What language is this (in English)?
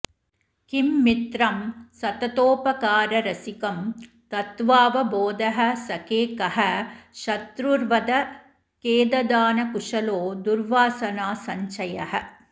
Sanskrit